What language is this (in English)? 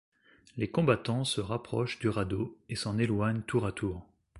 French